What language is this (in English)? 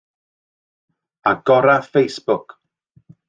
Welsh